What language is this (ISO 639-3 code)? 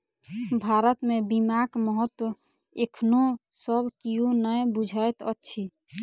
mai